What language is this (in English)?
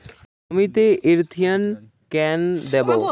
Bangla